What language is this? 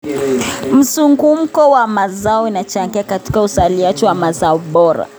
Kalenjin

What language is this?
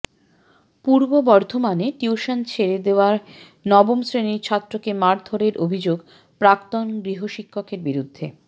Bangla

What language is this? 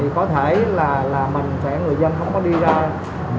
Vietnamese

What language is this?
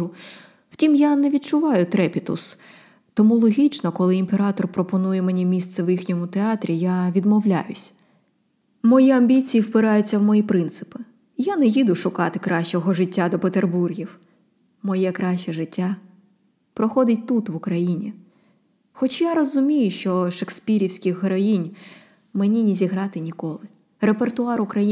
Ukrainian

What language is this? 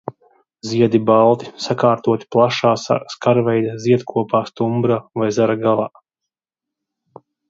Latvian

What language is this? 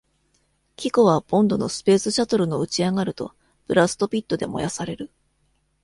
Japanese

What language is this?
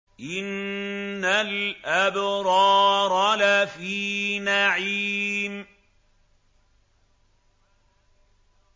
Arabic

